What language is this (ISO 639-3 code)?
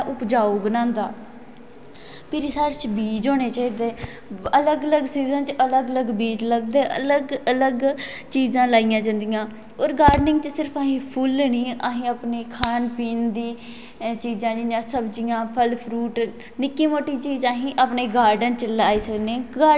doi